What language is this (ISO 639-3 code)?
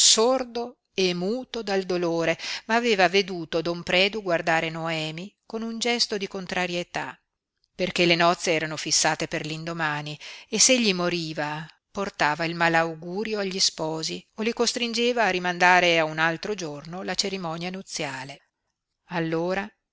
ita